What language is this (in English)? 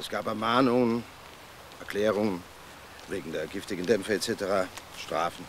German